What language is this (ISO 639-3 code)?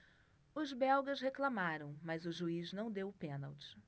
por